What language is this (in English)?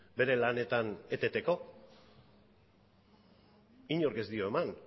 Basque